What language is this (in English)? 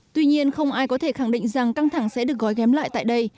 Vietnamese